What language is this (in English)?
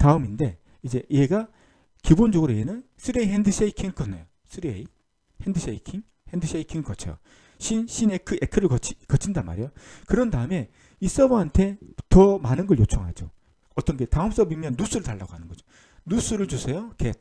Korean